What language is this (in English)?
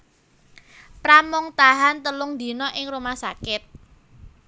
Javanese